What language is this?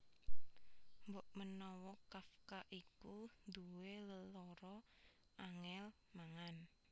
Javanese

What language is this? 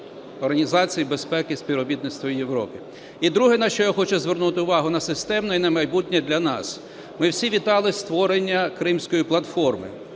Ukrainian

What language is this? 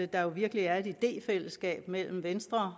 Danish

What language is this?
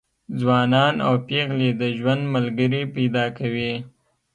Pashto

